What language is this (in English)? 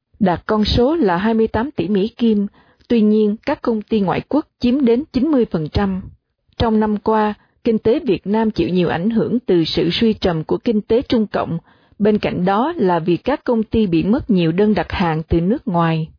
Vietnamese